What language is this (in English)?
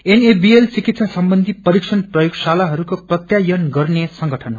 Nepali